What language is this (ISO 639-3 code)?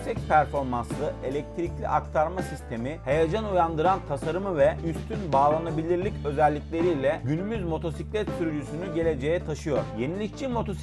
tur